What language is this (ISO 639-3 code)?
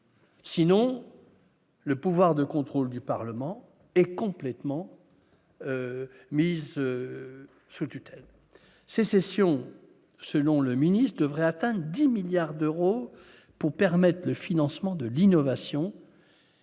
fra